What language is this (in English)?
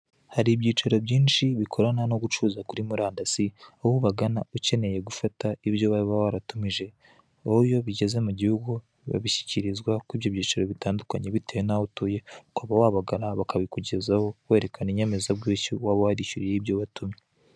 Kinyarwanda